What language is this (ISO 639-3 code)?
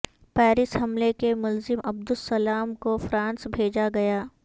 urd